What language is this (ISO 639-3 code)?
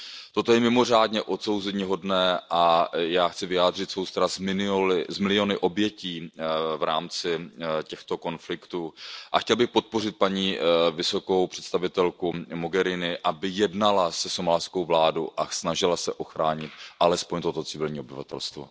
ces